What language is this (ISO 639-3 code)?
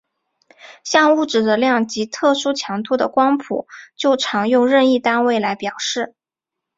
zho